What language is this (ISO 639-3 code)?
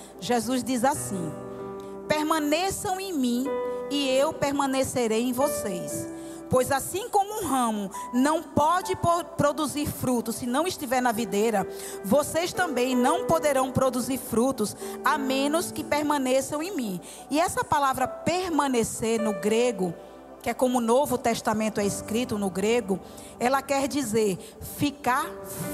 por